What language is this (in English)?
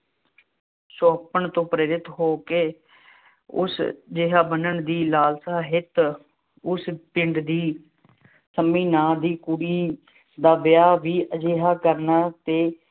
Punjabi